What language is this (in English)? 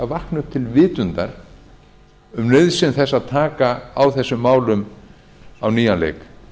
Icelandic